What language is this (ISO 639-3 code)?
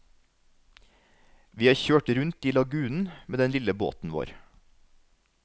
nor